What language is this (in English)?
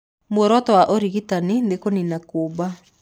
Kikuyu